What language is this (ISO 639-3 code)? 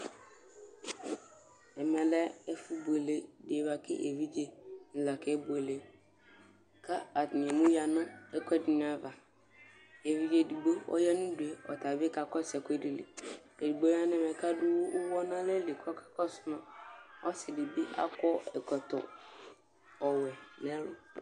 kpo